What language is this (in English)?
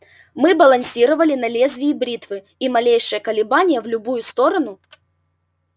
Russian